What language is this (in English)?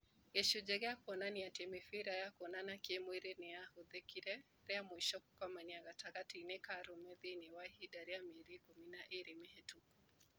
Kikuyu